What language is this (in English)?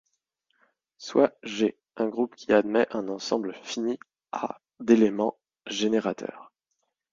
French